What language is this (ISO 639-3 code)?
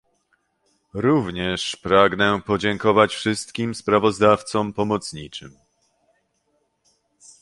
pol